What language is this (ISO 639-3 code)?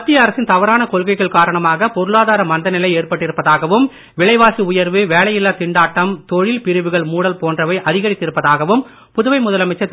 tam